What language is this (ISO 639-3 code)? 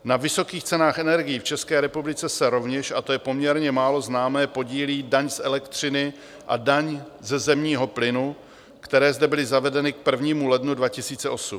ces